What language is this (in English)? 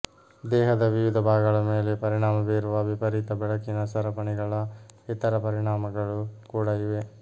Kannada